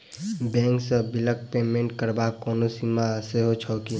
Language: Maithili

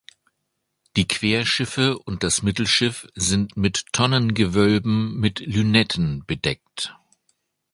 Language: German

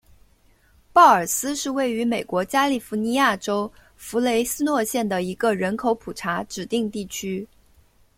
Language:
Chinese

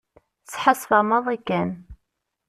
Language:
Kabyle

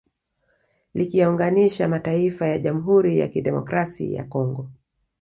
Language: Swahili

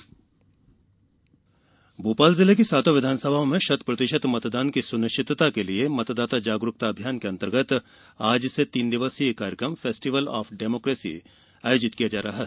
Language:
Hindi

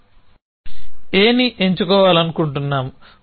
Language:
Telugu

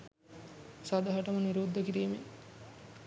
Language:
Sinhala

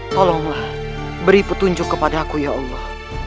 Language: Indonesian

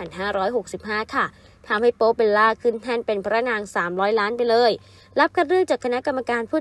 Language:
Thai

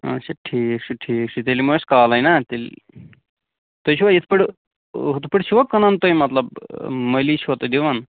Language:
Kashmiri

